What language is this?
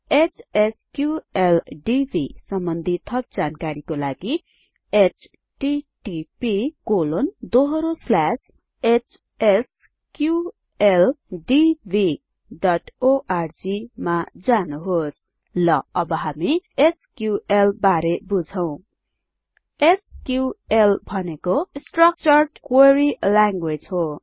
Nepali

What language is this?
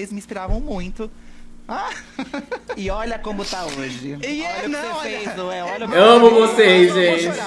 Portuguese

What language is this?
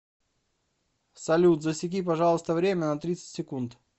Russian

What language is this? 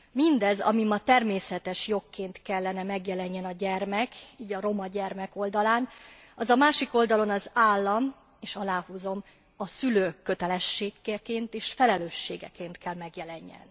Hungarian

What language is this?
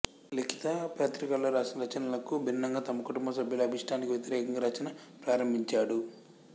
Telugu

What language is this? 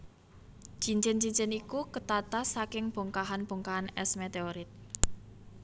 Javanese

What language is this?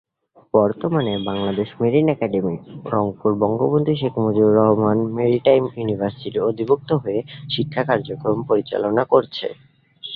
Bangla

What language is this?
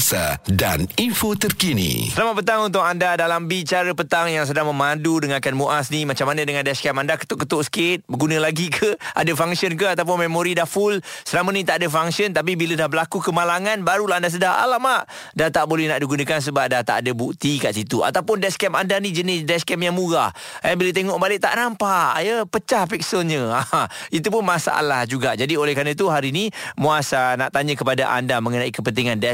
Malay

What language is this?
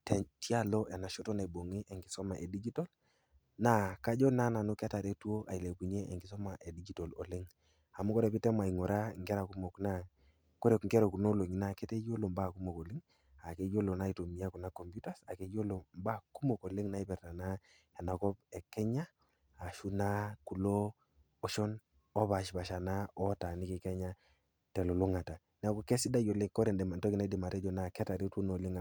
Masai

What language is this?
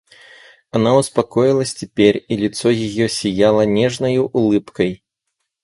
Russian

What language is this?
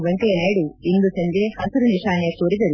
Kannada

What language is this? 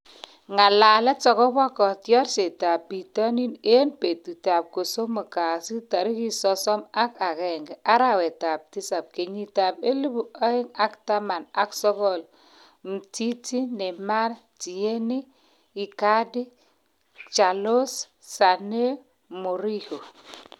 Kalenjin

